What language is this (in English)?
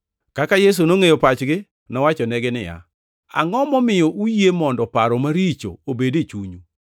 Luo (Kenya and Tanzania)